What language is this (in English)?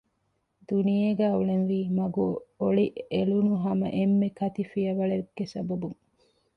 Divehi